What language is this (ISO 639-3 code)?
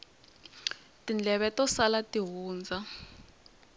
tso